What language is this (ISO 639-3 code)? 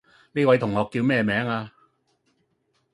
yue